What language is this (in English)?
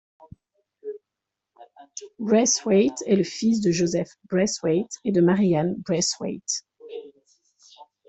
French